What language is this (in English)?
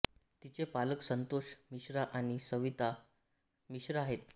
Marathi